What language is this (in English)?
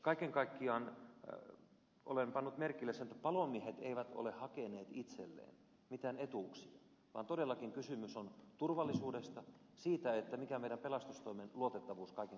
Finnish